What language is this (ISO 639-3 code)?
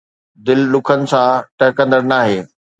snd